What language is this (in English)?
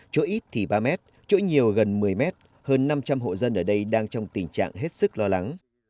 Vietnamese